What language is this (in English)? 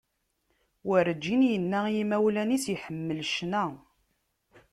Kabyle